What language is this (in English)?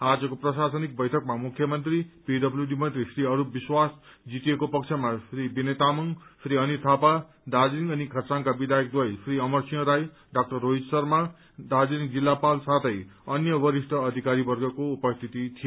Nepali